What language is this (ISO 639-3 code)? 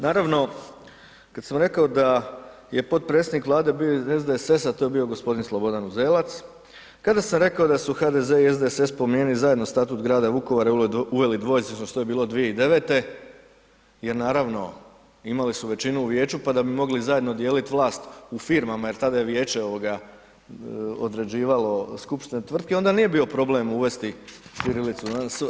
hrv